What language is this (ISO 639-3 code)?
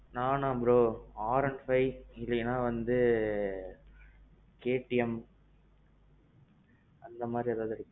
tam